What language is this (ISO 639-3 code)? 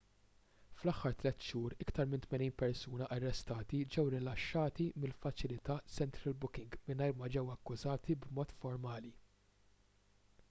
mlt